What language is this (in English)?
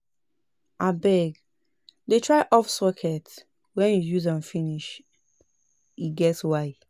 Nigerian Pidgin